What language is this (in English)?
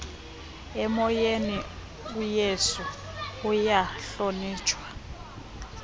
Xhosa